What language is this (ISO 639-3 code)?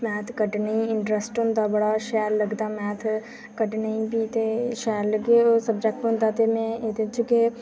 doi